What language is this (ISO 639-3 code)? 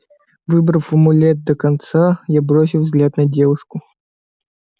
rus